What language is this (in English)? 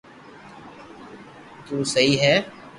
Loarki